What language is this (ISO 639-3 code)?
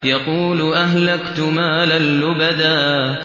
ara